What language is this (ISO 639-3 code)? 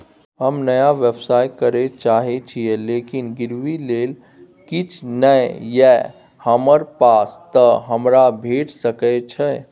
mai